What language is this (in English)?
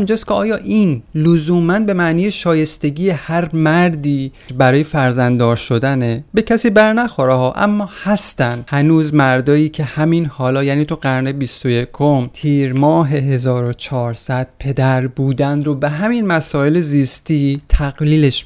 Persian